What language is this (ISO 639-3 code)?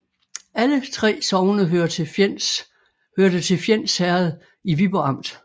dan